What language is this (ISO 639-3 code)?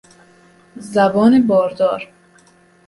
fas